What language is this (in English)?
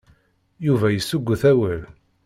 Kabyle